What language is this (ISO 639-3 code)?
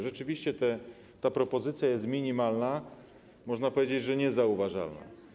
pol